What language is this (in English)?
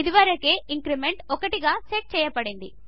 Telugu